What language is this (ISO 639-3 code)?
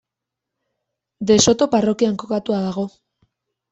eus